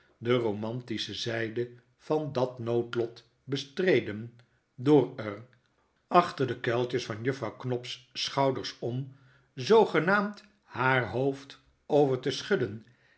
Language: Dutch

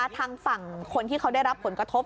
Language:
Thai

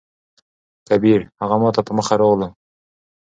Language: Pashto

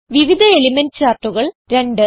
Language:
Malayalam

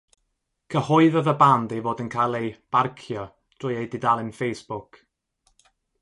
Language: Welsh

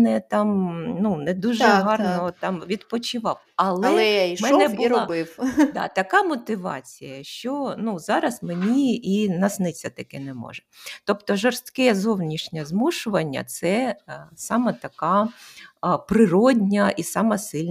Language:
Ukrainian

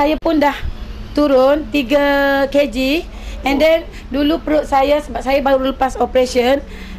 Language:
Malay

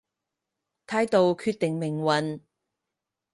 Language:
Cantonese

